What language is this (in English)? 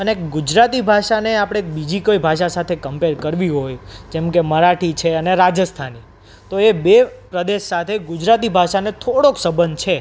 Gujarati